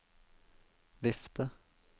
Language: Norwegian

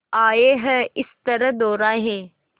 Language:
Hindi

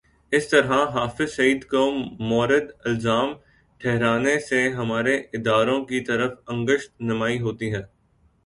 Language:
Urdu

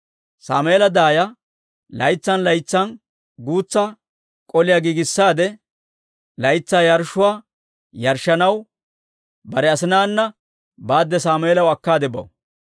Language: Dawro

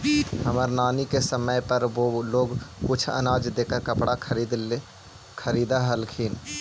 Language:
Magahi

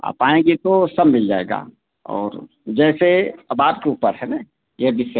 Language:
Hindi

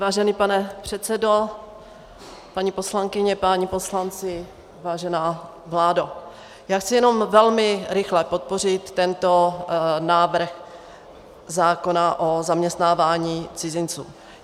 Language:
Czech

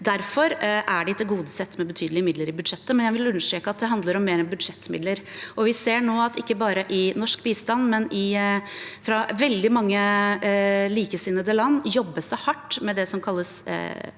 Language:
Norwegian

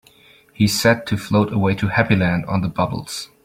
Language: English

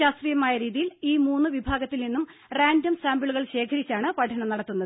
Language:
Malayalam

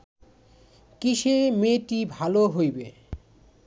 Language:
Bangla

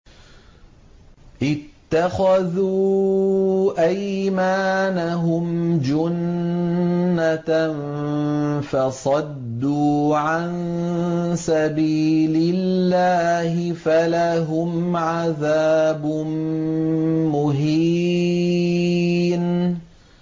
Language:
Arabic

